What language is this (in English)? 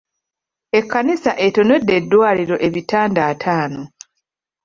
Ganda